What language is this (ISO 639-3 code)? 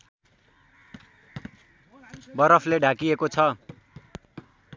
nep